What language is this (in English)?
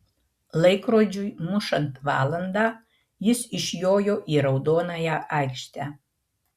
Lithuanian